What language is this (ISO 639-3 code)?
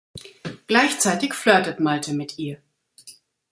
deu